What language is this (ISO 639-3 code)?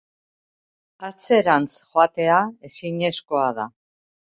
eus